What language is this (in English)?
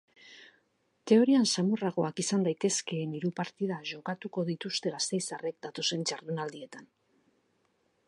Basque